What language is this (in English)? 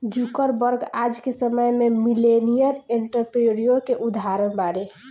Bhojpuri